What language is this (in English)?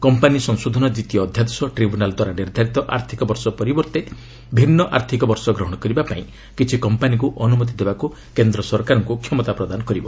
Odia